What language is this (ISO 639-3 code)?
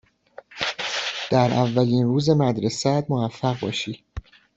fas